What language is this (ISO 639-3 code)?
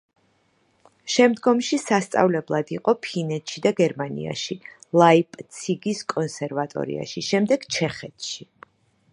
kat